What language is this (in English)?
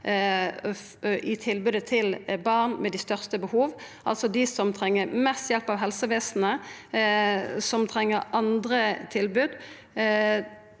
Norwegian